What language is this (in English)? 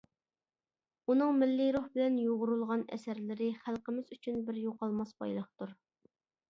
Uyghur